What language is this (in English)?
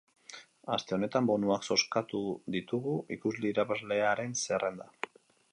Basque